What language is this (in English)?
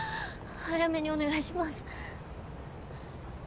Japanese